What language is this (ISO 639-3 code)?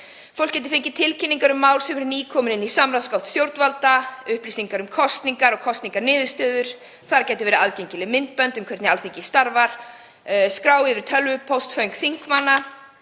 isl